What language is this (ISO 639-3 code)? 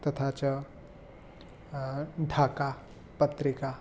san